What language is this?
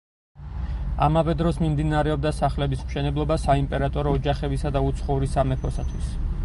Georgian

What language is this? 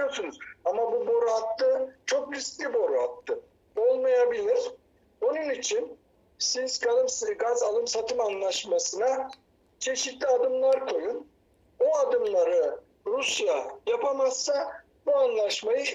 Turkish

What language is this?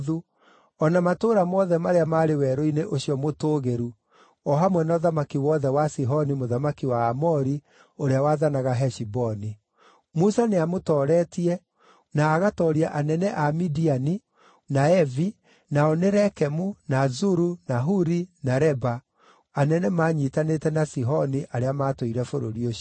Kikuyu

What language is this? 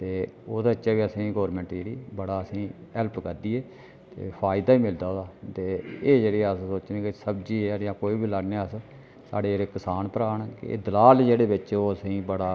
Dogri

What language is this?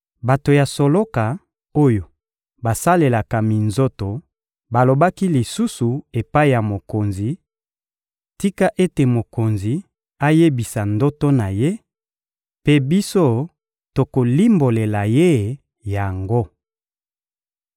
Lingala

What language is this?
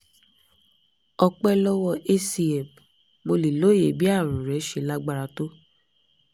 Yoruba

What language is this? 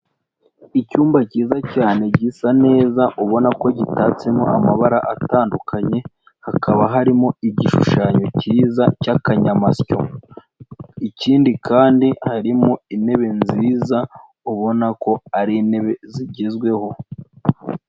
Kinyarwanda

